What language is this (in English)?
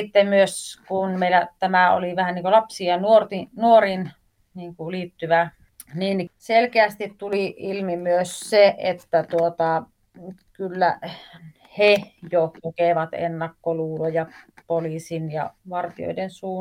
Finnish